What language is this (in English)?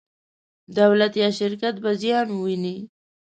Pashto